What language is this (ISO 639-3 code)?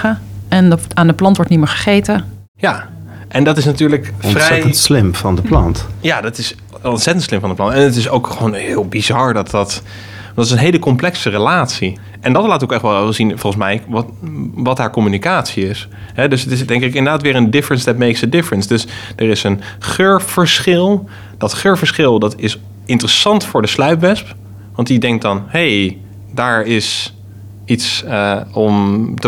nld